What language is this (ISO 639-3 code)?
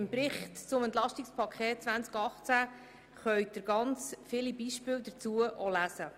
gsw